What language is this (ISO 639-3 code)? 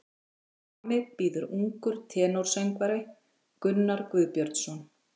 isl